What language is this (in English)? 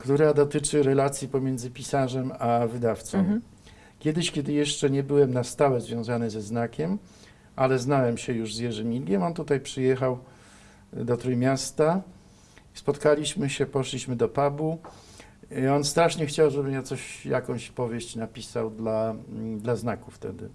Polish